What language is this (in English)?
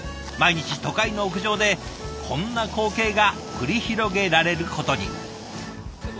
Japanese